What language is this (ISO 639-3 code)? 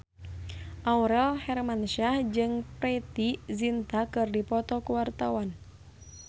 sun